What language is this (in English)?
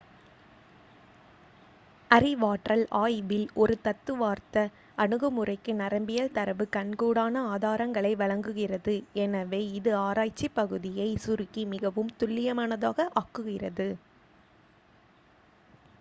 Tamil